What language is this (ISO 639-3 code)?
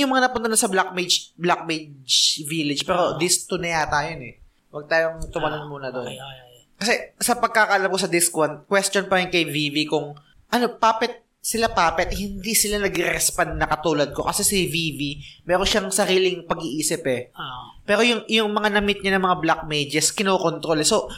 fil